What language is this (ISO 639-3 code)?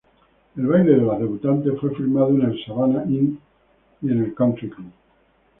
spa